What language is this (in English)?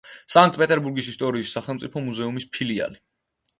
Georgian